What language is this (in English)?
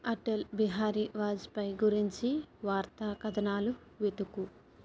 Telugu